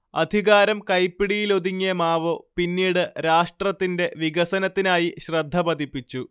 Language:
Malayalam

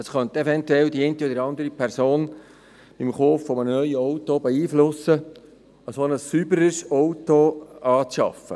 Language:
Swiss German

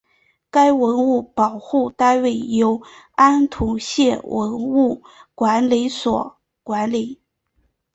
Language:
Chinese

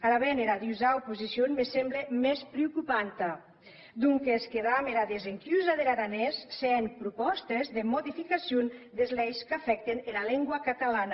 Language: Catalan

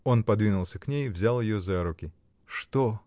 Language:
Russian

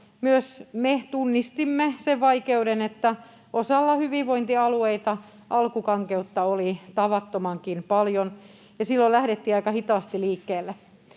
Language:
Finnish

